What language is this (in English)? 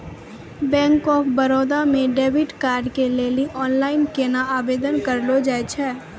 Maithili